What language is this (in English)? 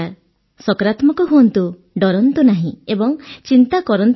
Odia